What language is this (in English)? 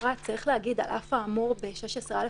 Hebrew